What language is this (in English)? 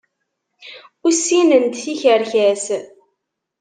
Kabyle